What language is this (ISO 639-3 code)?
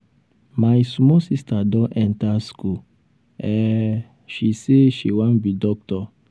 pcm